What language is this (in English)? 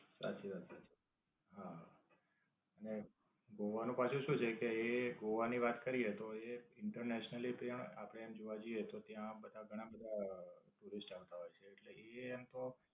Gujarati